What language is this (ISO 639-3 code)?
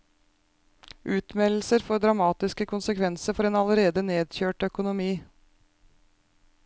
nor